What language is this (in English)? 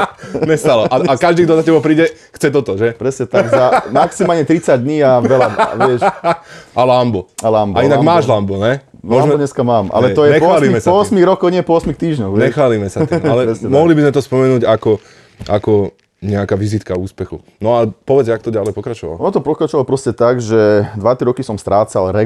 Slovak